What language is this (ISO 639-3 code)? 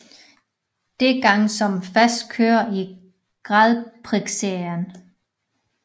dan